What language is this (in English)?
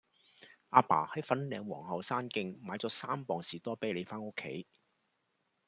Cantonese